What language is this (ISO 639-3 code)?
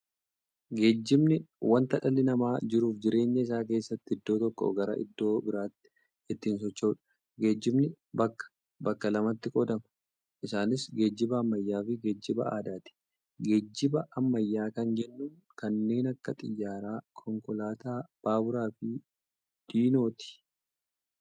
orm